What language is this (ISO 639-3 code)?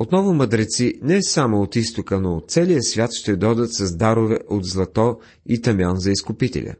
bul